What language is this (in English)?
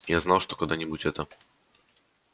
Russian